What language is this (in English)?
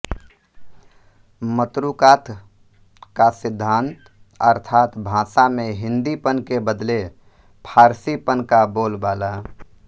Hindi